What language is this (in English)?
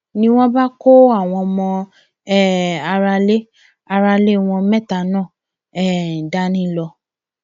Yoruba